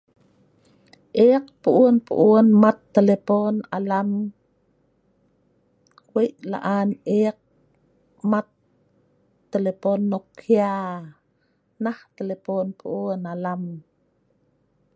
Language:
Sa'ban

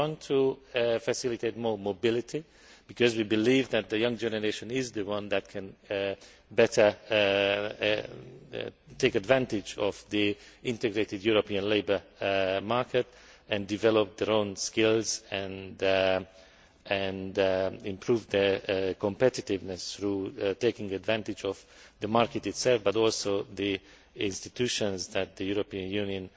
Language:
English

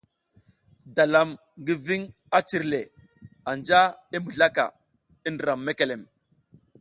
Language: South Giziga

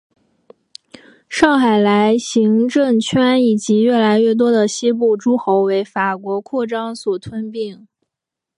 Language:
Chinese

